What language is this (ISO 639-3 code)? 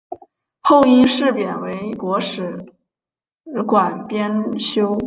zho